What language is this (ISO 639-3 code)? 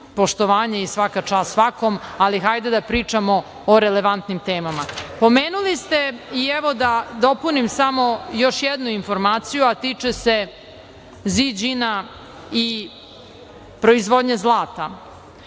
srp